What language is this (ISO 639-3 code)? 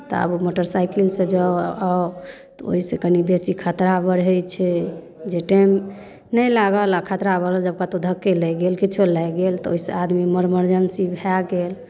mai